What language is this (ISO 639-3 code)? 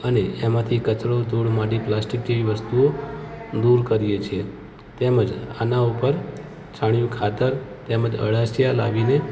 guj